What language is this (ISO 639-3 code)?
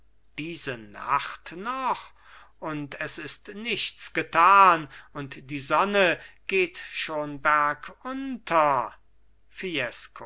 deu